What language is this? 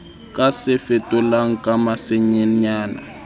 Southern Sotho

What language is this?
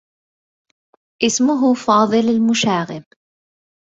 Arabic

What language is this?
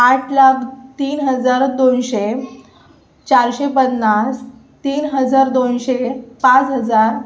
Marathi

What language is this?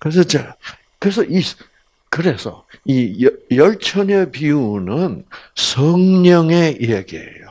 Korean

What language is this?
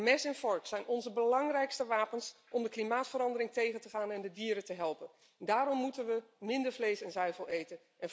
Dutch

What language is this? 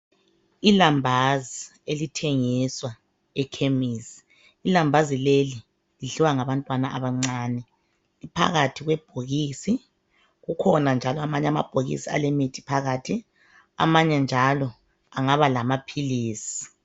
North Ndebele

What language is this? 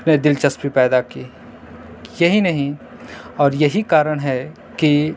Urdu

